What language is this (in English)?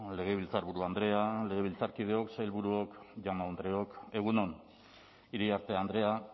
Basque